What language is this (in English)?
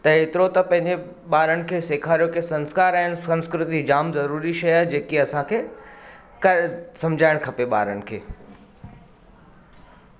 Sindhi